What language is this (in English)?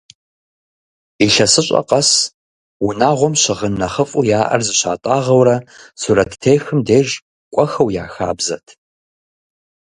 Kabardian